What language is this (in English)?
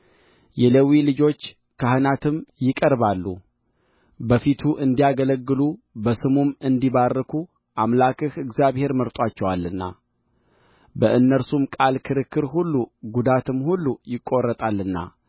Amharic